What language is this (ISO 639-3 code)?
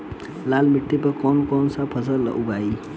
bho